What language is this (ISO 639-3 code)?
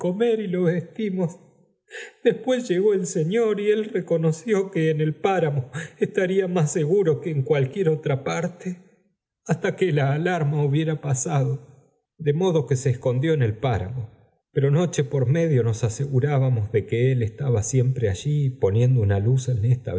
spa